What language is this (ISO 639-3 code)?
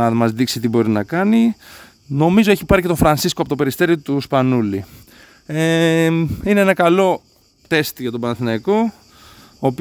ell